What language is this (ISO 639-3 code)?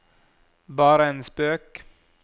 nor